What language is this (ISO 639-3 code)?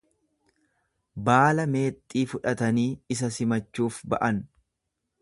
orm